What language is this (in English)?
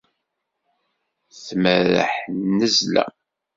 Kabyle